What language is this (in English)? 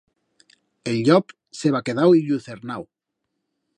Aragonese